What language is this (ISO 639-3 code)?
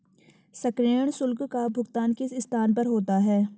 hin